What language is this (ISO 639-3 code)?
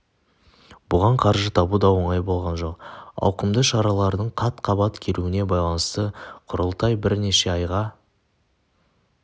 kaz